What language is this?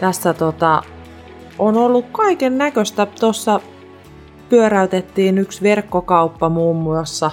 Finnish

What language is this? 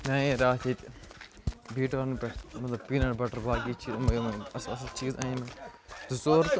Kashmiri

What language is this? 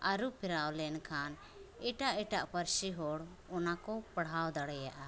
Santali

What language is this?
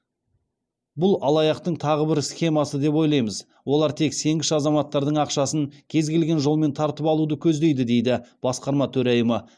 Kazakh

